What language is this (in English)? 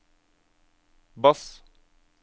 Norwegian